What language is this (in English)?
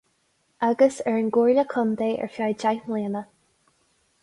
Irish